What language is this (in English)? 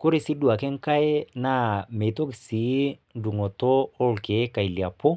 Masai